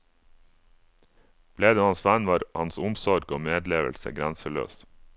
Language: Norwegian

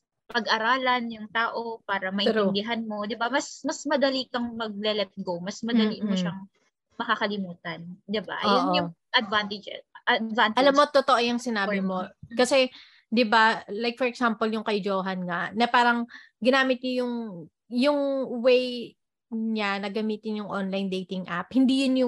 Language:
Filipino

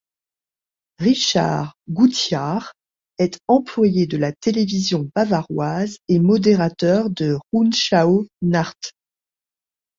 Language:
French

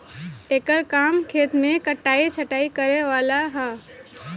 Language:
Bhojpuri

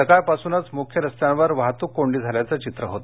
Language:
Marathi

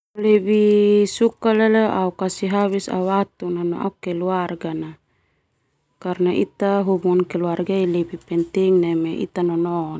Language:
Termanu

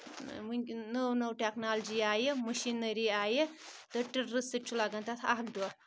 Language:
Kashmiri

